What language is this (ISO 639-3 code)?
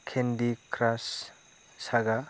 brx